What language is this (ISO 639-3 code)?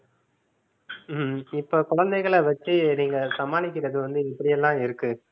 tam